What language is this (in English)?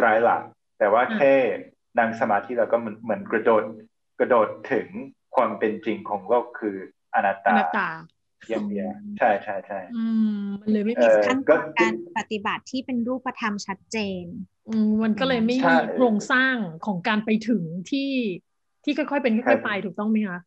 Thai